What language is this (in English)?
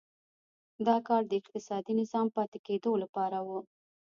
Pashto